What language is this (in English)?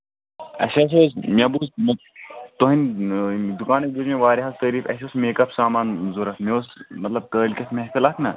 Kashmiri